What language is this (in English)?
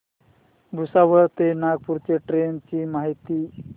Marathi